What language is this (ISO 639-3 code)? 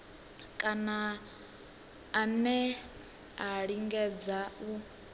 ven